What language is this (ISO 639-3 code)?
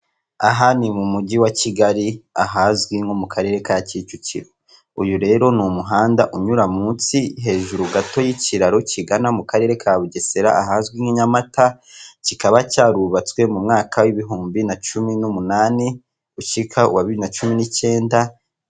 kin